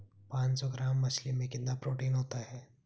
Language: Hindi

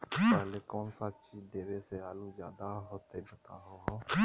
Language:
Magahi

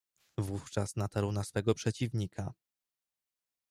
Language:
Polish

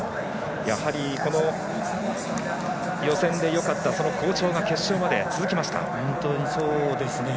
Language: Japanese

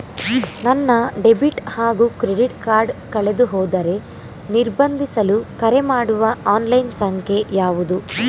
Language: Kannada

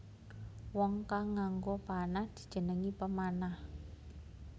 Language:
Javanese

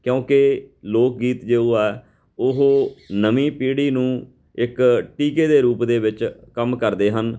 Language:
Punjabi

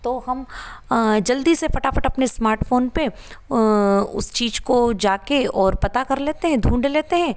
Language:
Hindi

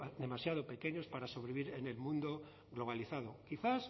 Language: Spanish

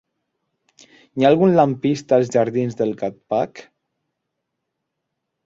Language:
Catalan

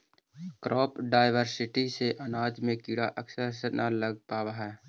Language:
Magahi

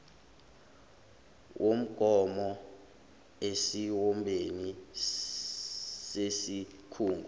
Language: Zulu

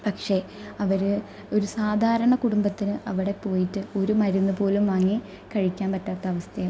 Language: Malayalam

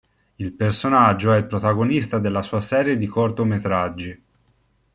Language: Italian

